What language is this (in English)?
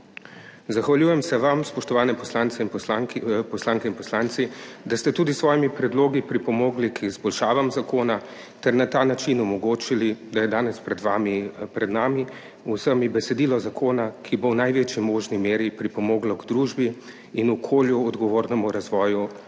Slovenian